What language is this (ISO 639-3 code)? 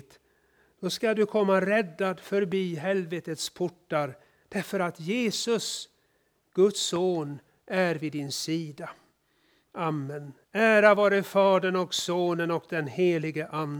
swe